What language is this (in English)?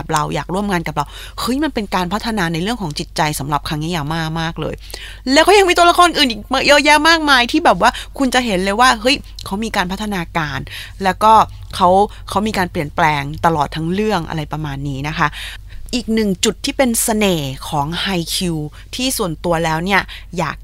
Thai